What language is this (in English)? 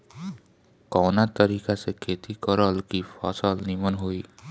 Bhojpuri